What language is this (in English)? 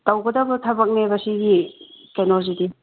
Manipuri